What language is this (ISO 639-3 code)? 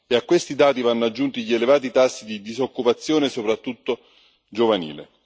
ita